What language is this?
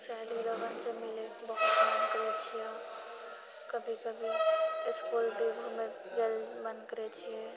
Maithili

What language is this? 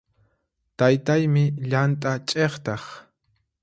Puno Quechua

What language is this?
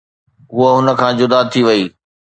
Sindhi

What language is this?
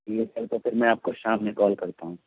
Urdu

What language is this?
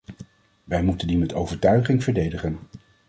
Dutch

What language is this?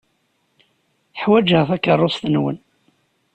Kabyle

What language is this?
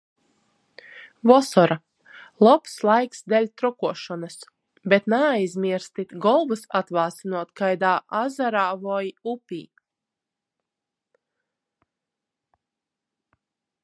Latgalian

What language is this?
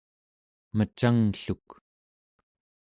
Central Yupik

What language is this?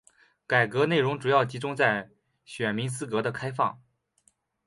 Chinese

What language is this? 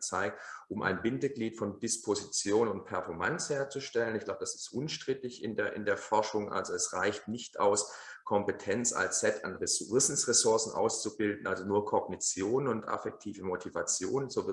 German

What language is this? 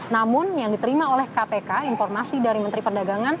Indonesian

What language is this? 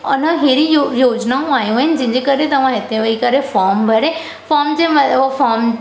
Sindhi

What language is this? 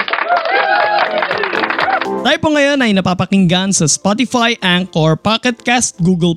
Filipino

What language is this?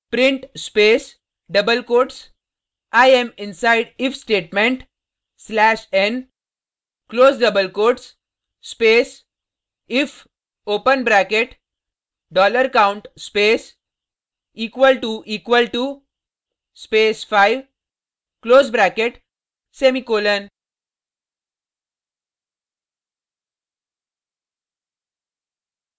Hindi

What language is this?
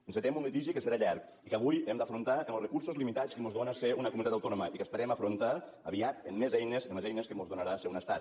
Catalan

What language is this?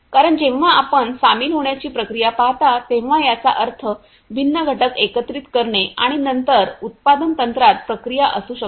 Marathi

